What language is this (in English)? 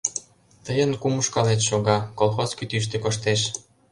Mari